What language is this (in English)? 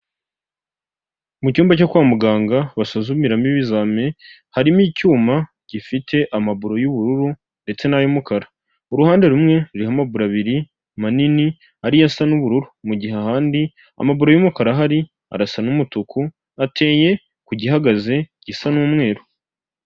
Kinyarwanda